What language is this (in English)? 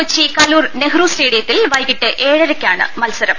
Malayalam